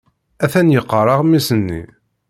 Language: Kabyle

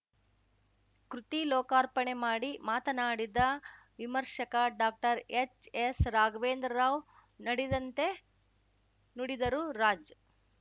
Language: Kannada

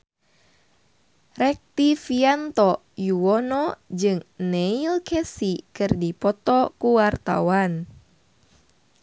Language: Sundanese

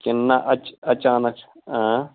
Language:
Kashmiri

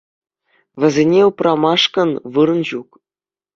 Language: Chuvash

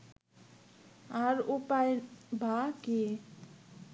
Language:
Bangla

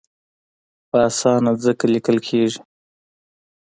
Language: Pashto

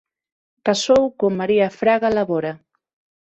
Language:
Galician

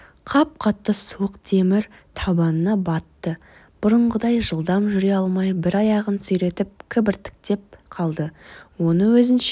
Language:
Kazakh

